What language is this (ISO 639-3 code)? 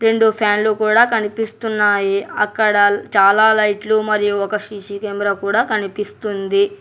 tel